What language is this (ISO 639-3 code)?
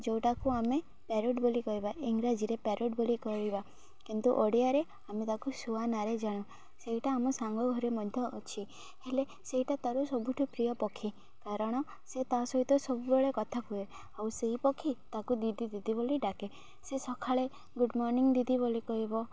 ori